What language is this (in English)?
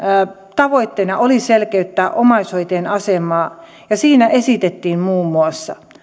Finnish